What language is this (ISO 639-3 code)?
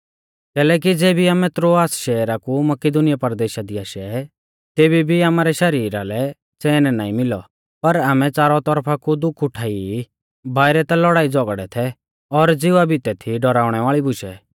bfz